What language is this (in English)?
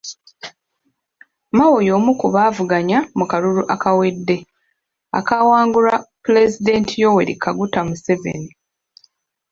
Ganda